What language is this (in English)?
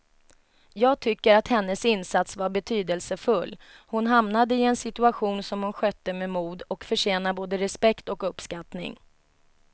Swedish